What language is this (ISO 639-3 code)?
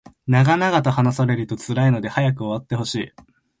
jpn